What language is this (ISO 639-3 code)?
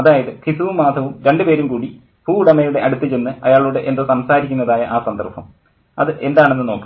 mal